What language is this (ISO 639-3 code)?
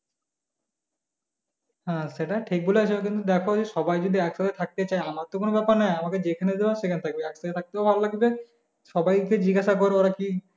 ben